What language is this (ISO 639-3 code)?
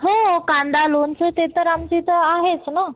mar